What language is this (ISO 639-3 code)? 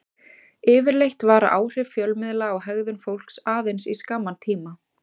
isl